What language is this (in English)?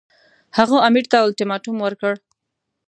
Pashto